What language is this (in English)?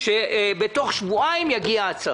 Hebrew